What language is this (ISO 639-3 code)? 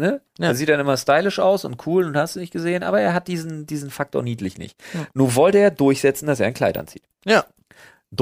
deu